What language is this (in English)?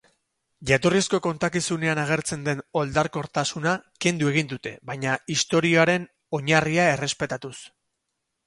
Basque